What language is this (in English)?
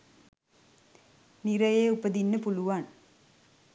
Sinhala